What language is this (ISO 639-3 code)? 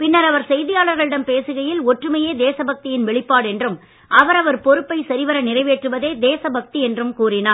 tam